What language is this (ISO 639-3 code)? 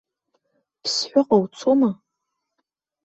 abk